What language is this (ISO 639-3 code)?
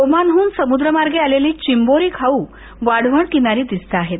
mar